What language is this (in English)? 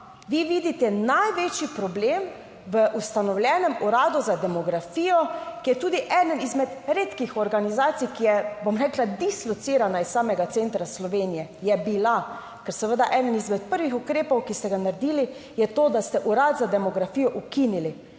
Slovenian